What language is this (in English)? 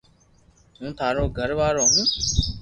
Loarki